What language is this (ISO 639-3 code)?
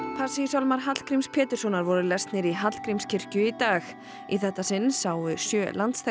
isl